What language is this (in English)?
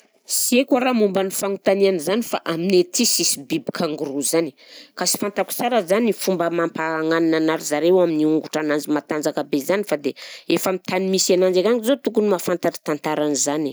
Southern Betsimisaraka Malagasy